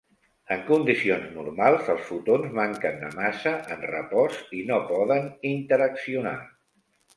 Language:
Catalan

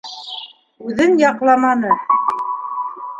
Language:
Bashkir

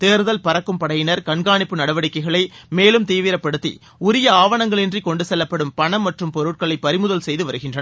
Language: Tamil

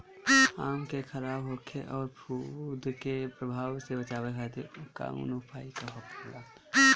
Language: Bhojpuri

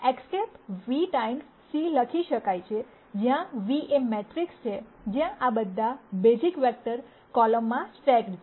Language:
Gujarati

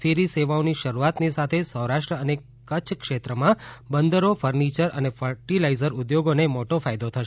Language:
Gujarati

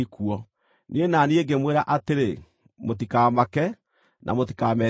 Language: Kikuyu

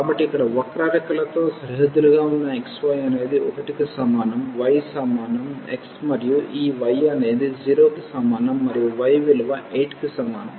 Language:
Telugu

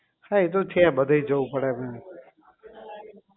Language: Gujarati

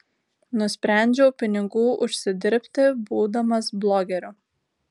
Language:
Lithuanian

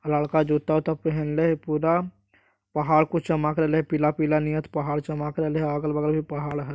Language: Magahi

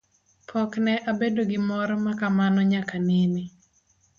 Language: Luo (Kenya and Tanzania)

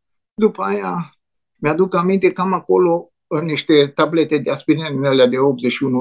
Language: Romanian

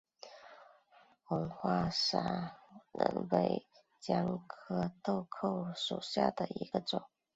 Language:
Chinese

